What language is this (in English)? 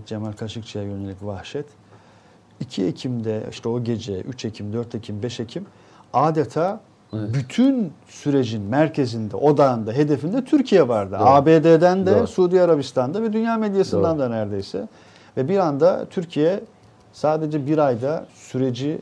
Turkish